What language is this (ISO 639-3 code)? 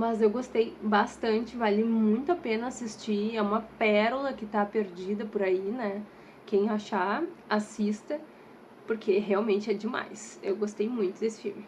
por